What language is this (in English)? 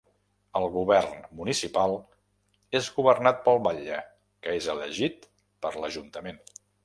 Catalan